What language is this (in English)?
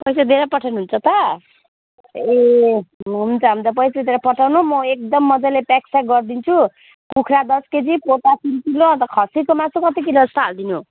Nepali